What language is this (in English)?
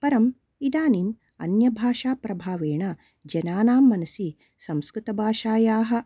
Sanskrit